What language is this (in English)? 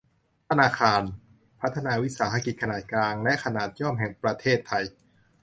Thai